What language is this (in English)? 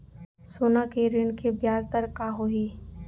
Chhattisgarhi